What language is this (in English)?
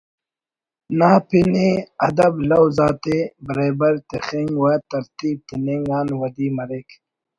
Brahui